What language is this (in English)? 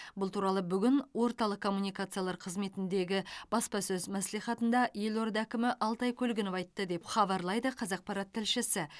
Kazakh